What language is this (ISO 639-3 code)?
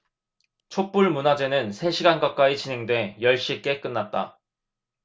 kor